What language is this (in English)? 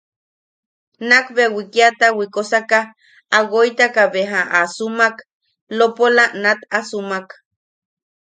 Yaqui